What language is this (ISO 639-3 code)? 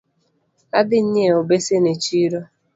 luo